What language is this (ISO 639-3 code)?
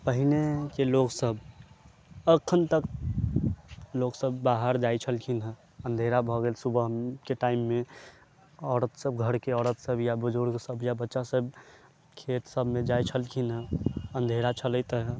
mai